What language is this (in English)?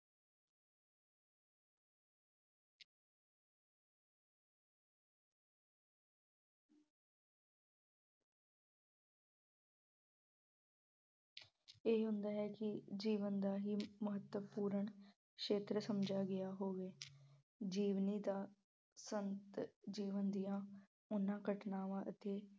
Punjabi